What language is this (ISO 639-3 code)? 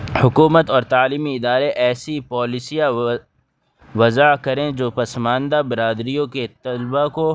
urd